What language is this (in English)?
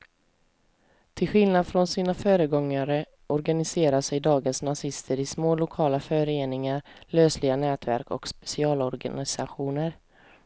Swedish